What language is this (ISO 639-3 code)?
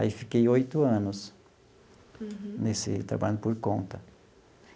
por